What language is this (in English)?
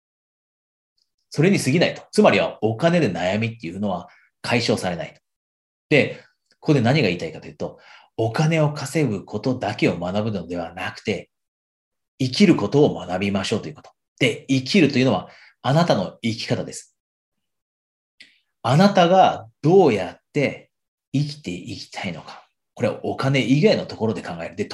Japanese